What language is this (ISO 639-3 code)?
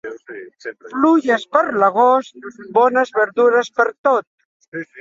cat